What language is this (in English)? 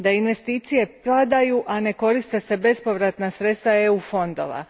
Croatian